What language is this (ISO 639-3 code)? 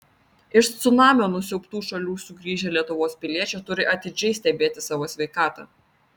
lit